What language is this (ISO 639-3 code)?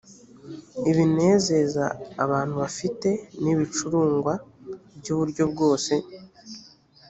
kin